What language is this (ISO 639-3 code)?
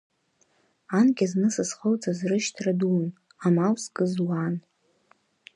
abk